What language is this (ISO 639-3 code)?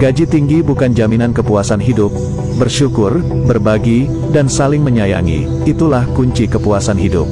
ind